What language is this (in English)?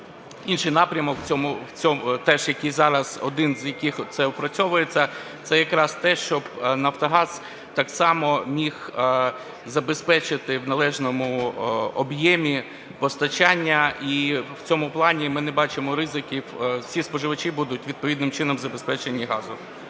Ukrainian